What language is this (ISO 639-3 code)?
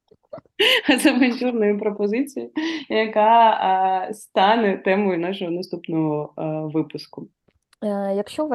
ukr